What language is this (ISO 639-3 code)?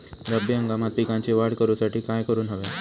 mar